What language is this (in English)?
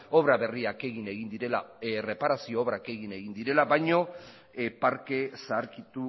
Basque